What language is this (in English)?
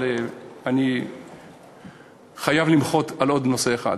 Hebrew